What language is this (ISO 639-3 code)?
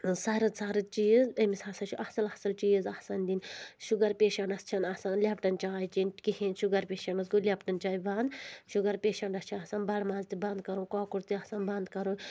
kas